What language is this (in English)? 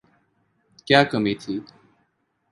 Urdu